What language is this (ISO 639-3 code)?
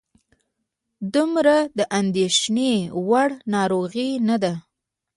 pus